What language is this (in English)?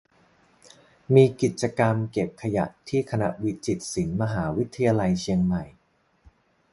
Thai